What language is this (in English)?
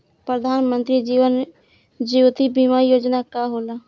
Bhojpuri